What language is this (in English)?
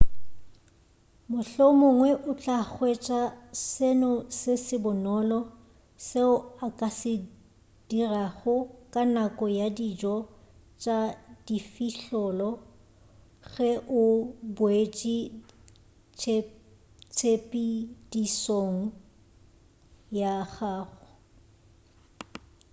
Northern Sotho